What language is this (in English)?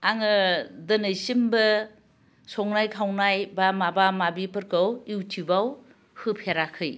Bodo